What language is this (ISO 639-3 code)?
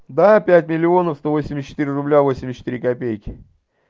rus